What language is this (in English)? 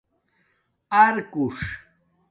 Domaaki